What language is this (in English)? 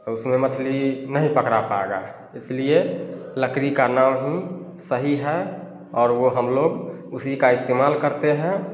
Hindi